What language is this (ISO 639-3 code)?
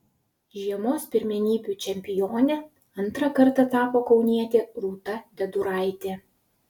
lit